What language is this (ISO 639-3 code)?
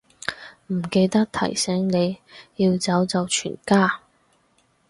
yue